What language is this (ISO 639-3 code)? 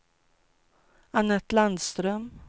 swe